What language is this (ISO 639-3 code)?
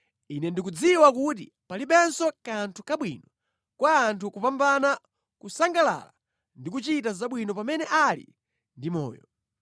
nya